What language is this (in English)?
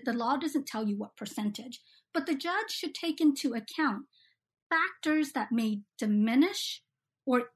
English